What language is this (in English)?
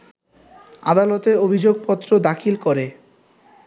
Bangla